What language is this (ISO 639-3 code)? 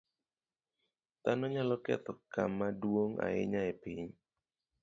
luo